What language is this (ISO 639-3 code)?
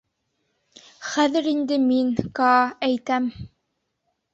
bak